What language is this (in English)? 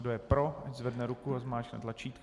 Czech